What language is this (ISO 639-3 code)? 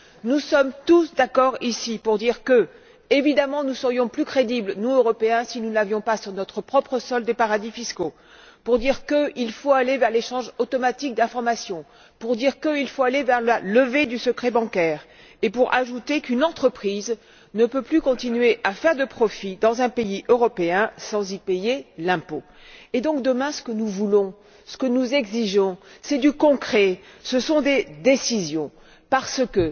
fra